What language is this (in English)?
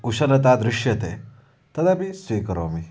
Sanskrit